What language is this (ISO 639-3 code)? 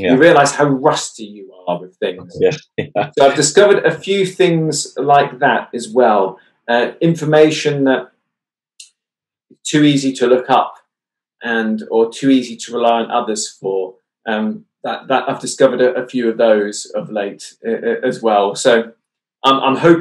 eng